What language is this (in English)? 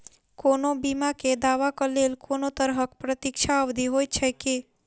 Maithili